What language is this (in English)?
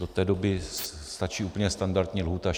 Czech